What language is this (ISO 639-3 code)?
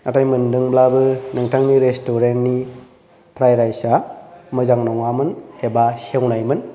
brx